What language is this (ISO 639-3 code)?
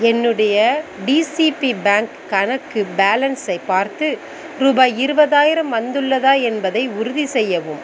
tam